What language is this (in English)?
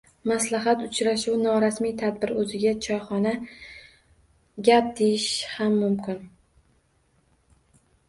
Uzbek